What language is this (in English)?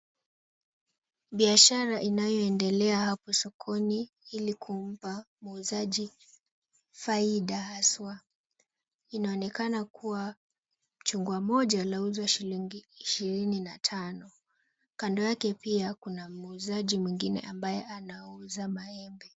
Swahili